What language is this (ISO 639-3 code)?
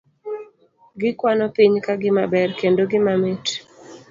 luo